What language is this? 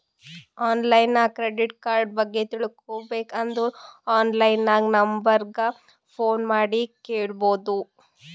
Kannada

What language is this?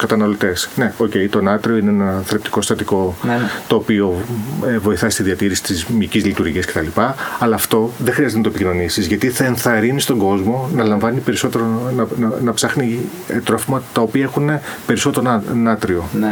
Greek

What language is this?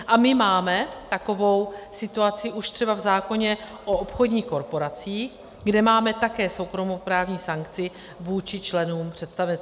Czech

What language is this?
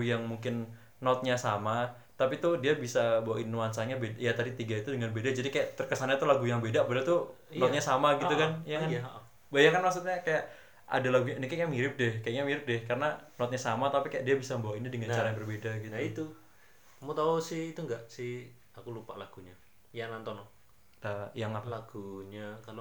Indonesian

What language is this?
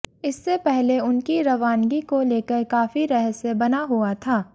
Hindi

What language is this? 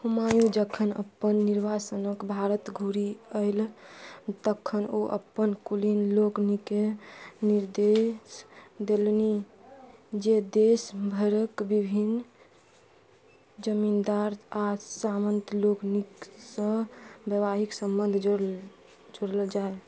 Maithili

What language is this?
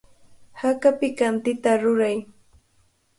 Cajatambo North Lima Quechua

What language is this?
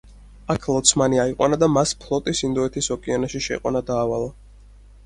Georgian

